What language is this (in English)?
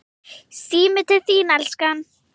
Icelandic